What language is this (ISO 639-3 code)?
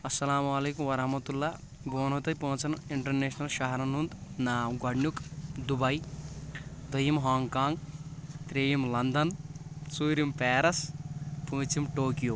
kas